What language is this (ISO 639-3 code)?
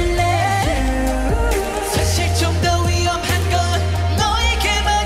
nld